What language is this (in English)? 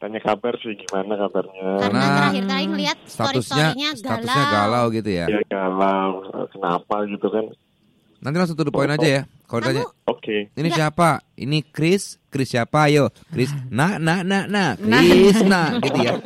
Indonesian